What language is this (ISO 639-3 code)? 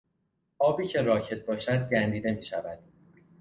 fas